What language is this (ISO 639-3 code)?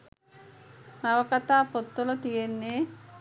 sin